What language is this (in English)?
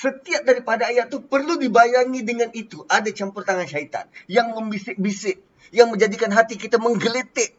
Malay